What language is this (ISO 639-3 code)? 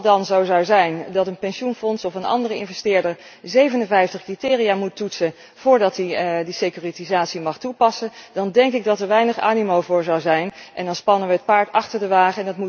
nld